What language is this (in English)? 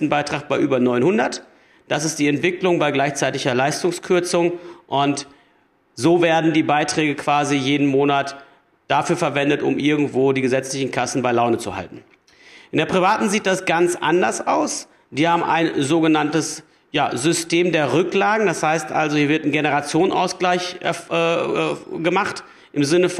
German